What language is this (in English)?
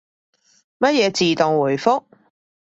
Cantonese